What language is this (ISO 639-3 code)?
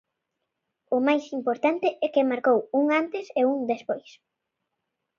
glg